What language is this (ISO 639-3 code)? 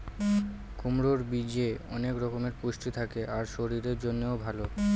ben